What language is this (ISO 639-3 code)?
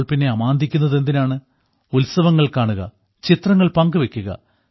mal